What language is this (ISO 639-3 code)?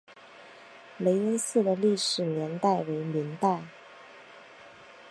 zho